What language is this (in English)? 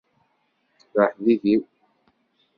Kabyle